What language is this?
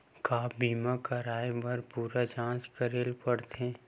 Chhattisgarhi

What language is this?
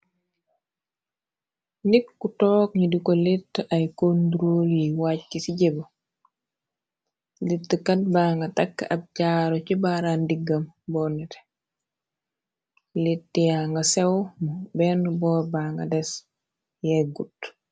Wolof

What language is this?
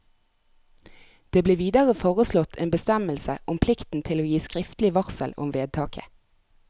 Norwegian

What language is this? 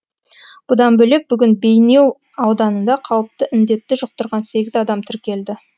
Kazakh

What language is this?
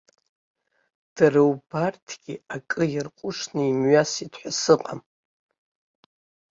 Abkhazian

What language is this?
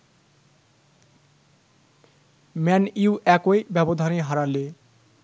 Bangla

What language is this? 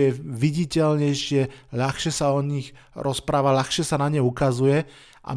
Slovak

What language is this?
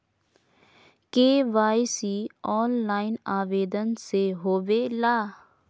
Magahi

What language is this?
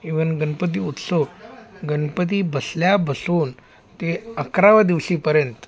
Marathi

